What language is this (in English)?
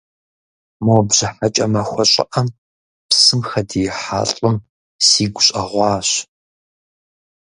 Kabardian